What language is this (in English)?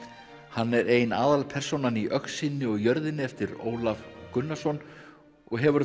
Icelandic